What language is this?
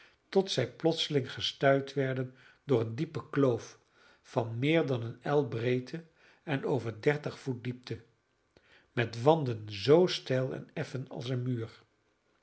Dutch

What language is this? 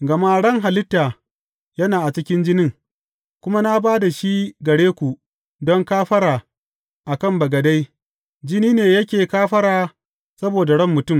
Hausa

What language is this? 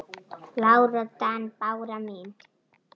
Icelandic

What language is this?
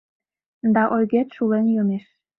Mari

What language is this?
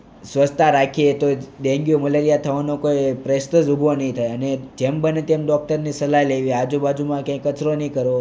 Gujarati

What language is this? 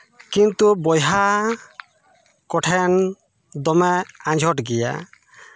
Santali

